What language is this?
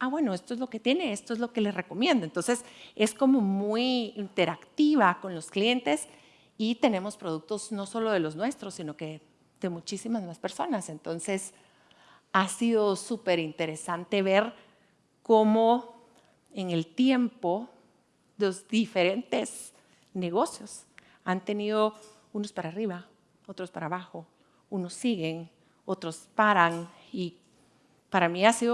Spanish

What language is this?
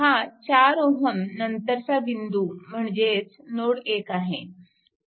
Marathi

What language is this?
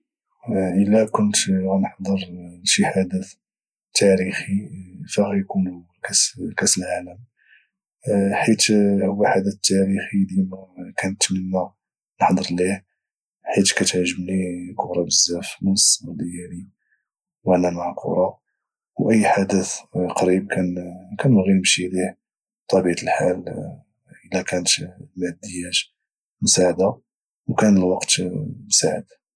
Moroccan Arabic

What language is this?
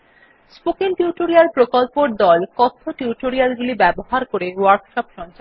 Bangla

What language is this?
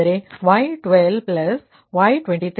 Kannada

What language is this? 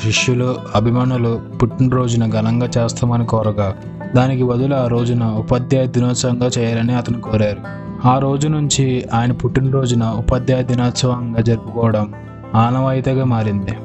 Telugu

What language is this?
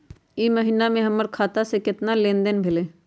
Magahi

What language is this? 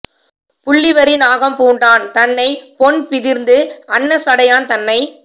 Tamil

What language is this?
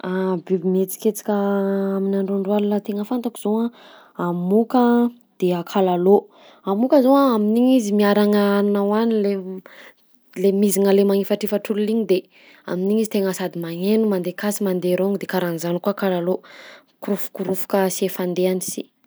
Southern Betsimisaraka Malagasy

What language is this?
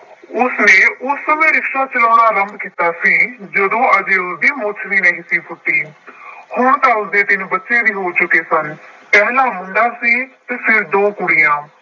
Punjabi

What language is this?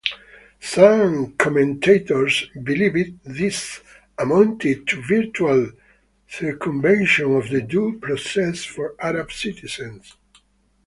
English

